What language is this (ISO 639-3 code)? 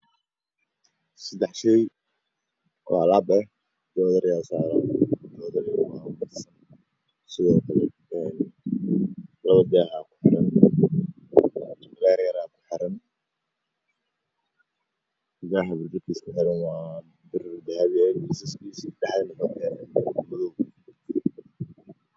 som